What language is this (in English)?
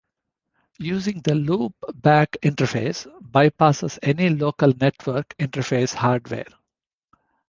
English